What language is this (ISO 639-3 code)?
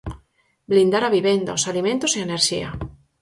glg